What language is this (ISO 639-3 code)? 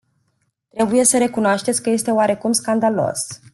ron